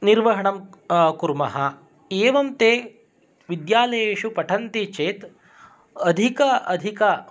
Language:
Sanskrit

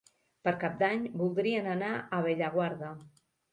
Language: Catalan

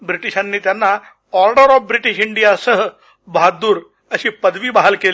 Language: Marathi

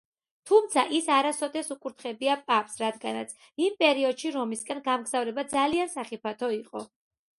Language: Georgian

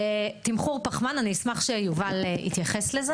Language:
Hebrew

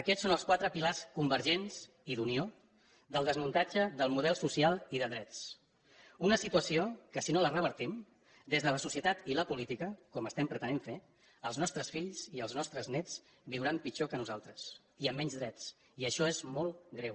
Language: Catalan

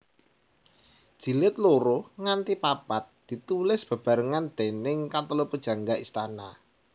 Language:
Javanese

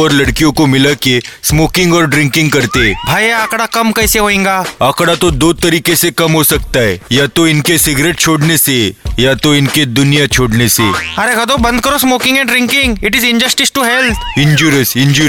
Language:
Hindi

